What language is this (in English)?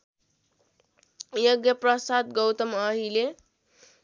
Nepali